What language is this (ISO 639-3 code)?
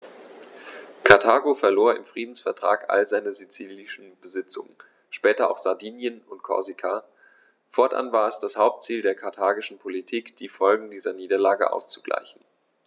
deu